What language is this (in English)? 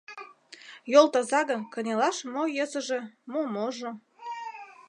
Mari